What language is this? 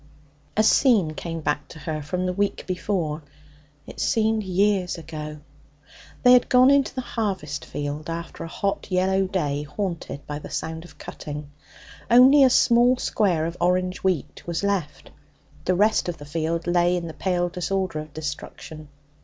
English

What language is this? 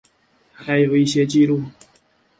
Chinese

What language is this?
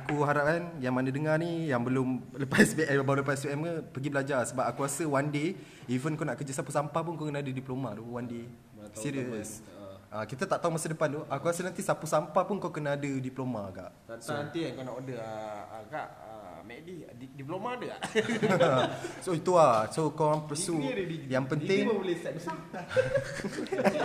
Malay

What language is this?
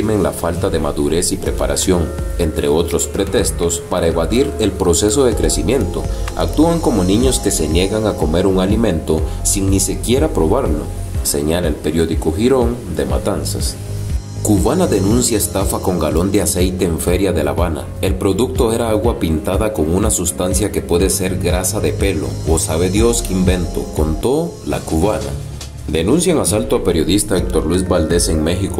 Spanish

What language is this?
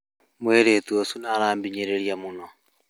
Kikuyu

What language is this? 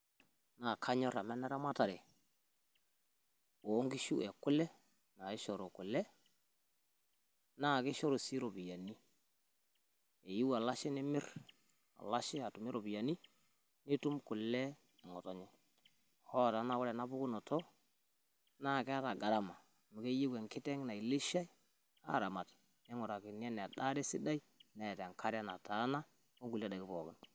Masai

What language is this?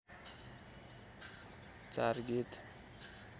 Nepali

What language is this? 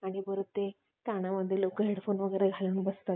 Marathi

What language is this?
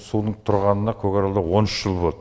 Kazakh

